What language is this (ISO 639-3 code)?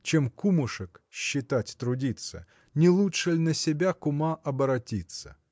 rus